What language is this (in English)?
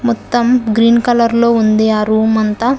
Telugu